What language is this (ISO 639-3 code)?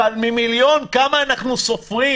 heb